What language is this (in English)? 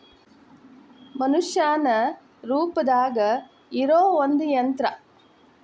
Kannada